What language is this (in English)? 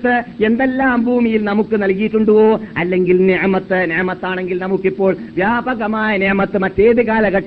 Malayalam